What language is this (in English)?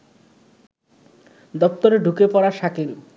Bangla